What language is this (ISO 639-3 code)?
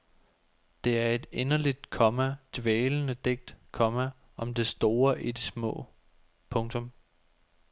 dan